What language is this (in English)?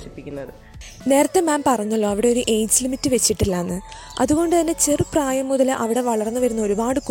Malayalam